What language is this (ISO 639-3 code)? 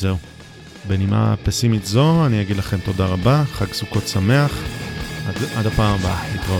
heb